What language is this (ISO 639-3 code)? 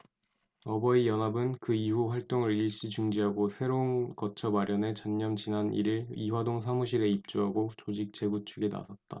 kor